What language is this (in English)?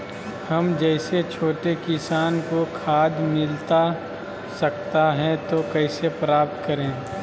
Magahi